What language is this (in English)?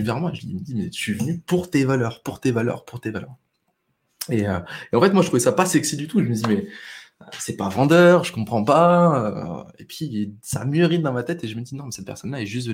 French